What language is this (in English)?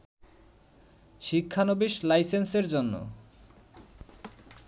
Bangla